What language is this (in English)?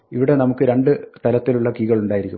Malayalam